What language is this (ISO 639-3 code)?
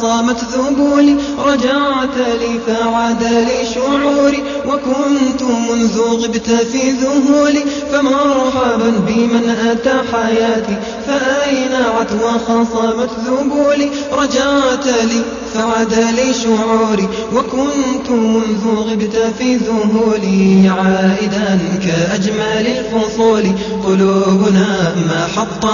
ara